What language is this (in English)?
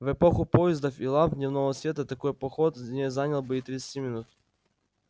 Russian